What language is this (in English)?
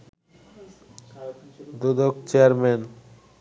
Bangla